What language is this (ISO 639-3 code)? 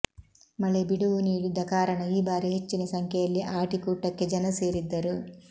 kan